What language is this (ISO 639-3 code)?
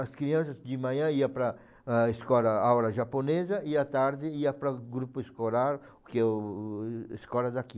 por